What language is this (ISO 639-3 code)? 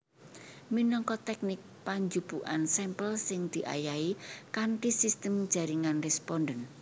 jav